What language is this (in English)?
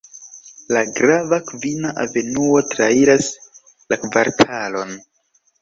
Esperanto